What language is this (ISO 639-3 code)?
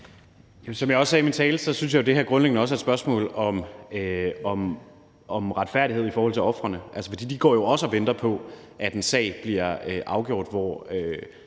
dan